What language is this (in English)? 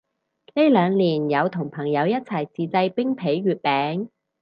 Cantonese